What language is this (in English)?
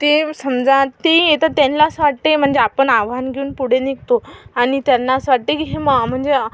Marathi